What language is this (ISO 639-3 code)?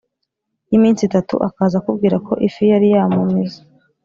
kin